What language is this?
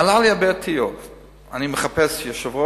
Hebrew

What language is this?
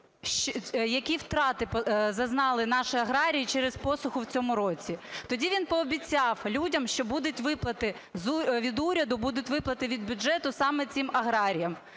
Ukrainian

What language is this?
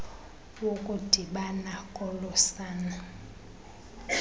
Xhosa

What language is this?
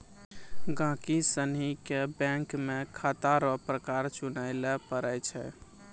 Maithili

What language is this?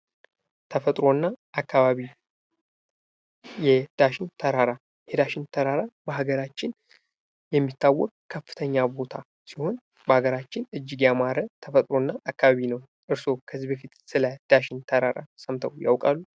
Amharic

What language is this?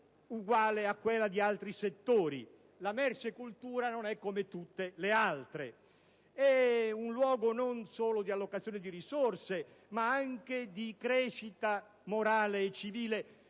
Italian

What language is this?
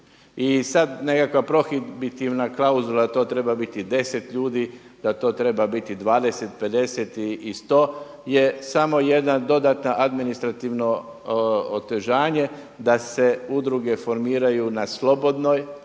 Croatian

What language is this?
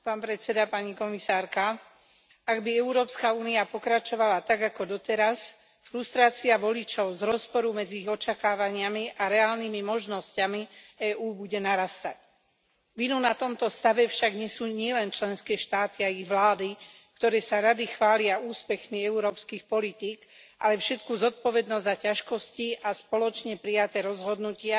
Slovak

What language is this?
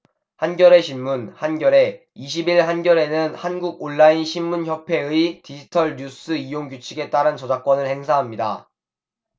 Korean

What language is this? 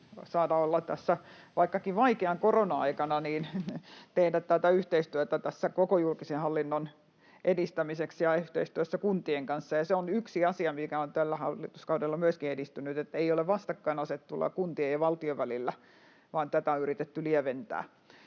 Finnish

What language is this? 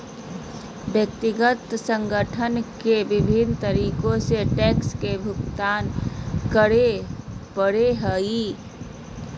Magahi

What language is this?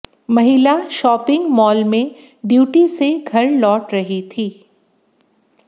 Hindi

